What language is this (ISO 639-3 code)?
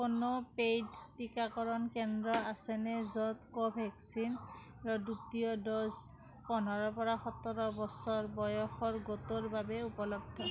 asm